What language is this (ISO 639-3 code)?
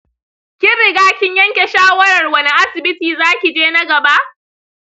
hau